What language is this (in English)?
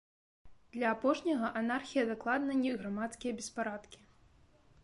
Belarusian